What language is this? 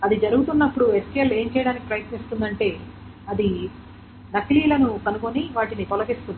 Telugu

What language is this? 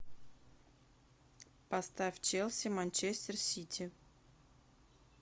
Russian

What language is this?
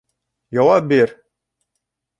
Bashkir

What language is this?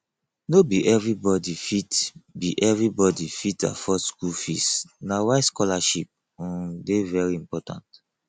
Nigerian Pidgin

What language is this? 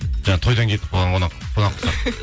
Kazakh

